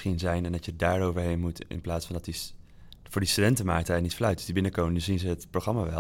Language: Dutch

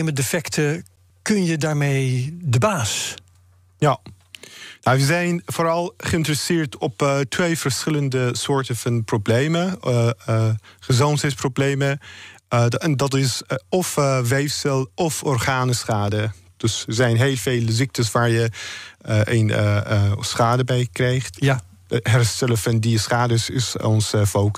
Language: Dutch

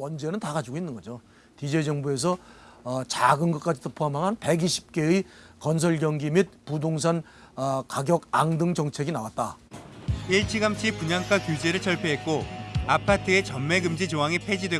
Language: Korean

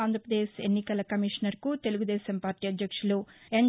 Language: Telugu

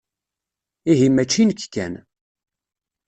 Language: Kabyle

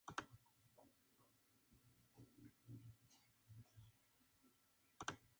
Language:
Spanish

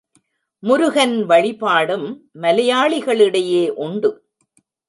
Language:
Tamil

